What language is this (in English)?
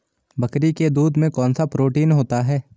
Hindi